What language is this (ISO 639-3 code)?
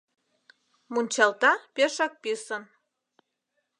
chm